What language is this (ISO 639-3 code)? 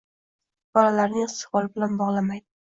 uzb